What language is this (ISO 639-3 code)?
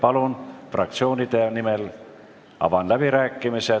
est